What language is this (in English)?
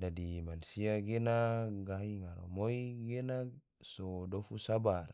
Tidore